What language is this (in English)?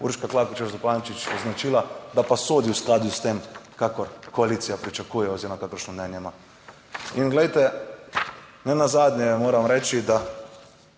Slovenian